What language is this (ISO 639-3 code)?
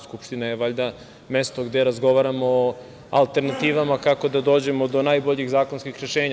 srp